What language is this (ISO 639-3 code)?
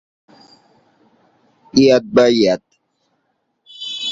ben